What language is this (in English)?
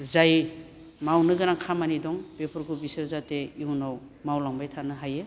Bodo